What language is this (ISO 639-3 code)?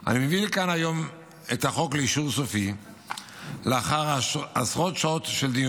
heb